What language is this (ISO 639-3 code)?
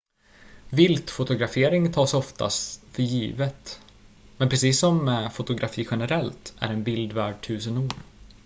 swe